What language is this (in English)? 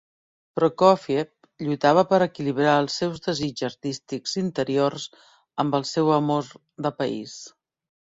Catalan